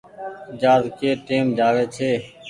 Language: Goaria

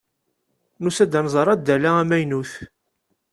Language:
Kabyle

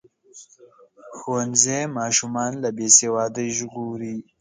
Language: Pashto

